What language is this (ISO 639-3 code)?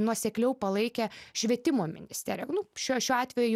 lit